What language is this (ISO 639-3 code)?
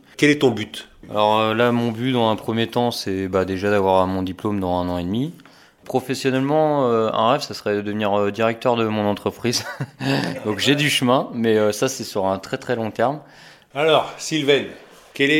fra